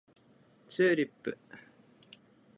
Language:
Japanese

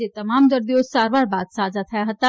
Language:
Gujarati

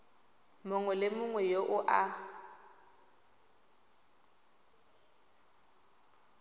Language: Tswana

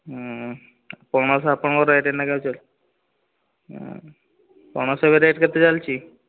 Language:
Odia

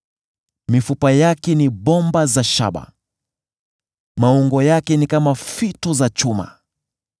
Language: Swahili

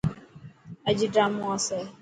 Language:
Dhatki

